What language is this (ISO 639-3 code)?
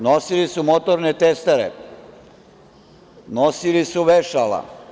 srp